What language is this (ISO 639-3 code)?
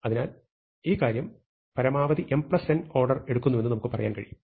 mal